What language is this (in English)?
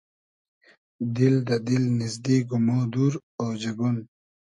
Hazaragi